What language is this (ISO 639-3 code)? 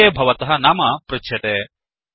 san